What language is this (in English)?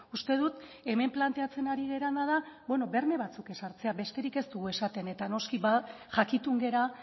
Basque